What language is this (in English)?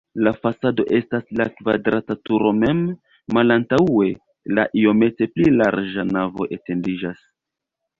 Esperanto